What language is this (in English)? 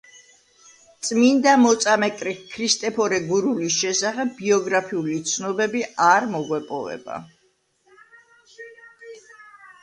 Georgian